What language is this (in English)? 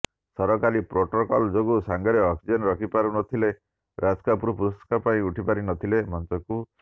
Odia